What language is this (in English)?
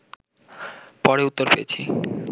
Bangla